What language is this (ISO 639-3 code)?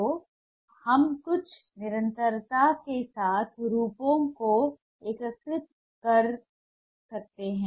hin